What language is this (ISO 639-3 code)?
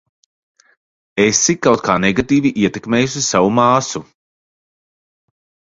lav